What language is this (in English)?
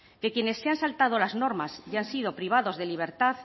Spanish